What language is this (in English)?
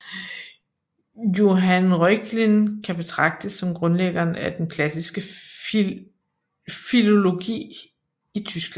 Danish